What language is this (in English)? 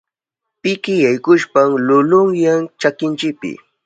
Southern Pastaza Quechua